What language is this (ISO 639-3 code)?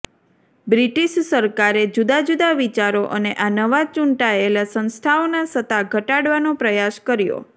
guj